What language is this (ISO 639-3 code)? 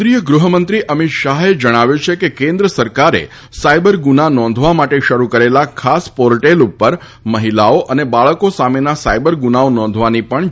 guj